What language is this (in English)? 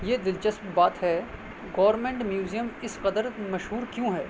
Urdu